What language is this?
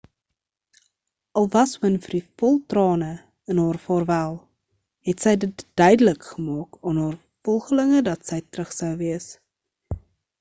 Afrikaans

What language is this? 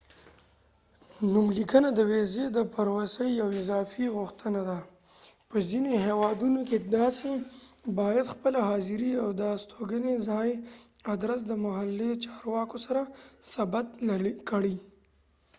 Pashto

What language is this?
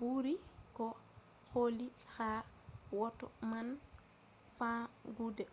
Fula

